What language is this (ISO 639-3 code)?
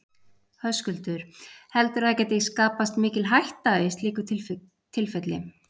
isl